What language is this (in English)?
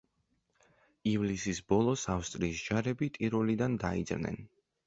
Georgian